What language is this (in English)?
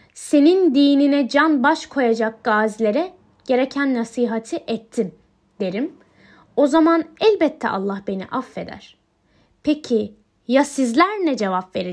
Turkish